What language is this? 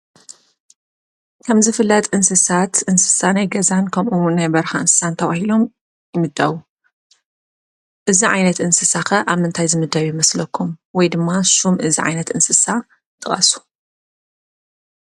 Tigrinya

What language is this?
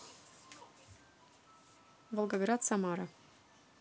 Russian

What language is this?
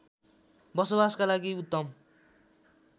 Nepali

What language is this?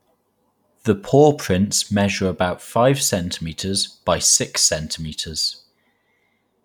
English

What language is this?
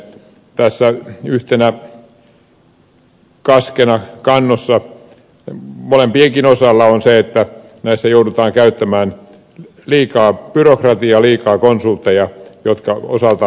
Finnish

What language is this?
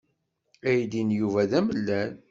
Kabyle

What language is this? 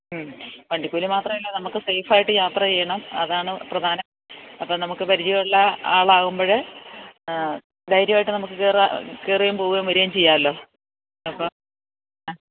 Malayalam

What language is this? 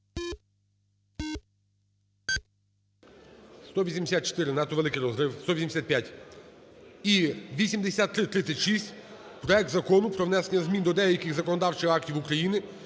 Ukrainian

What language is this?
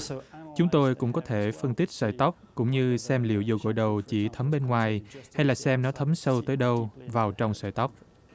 Vietnamese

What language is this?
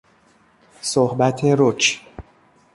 Persian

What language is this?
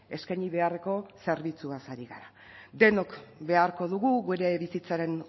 Basque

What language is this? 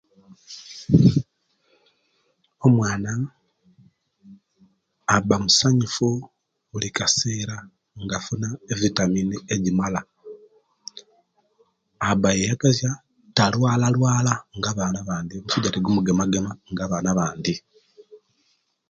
Kenyi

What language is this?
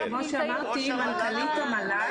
Hebrew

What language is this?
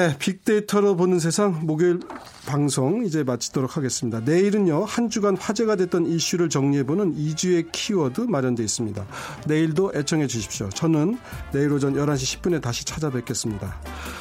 Korean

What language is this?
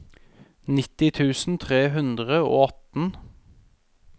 Norwegian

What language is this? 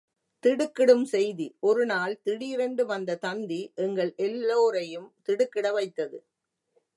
Tamil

